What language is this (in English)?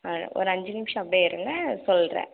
Tamil